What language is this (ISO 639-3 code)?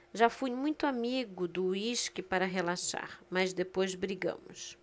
por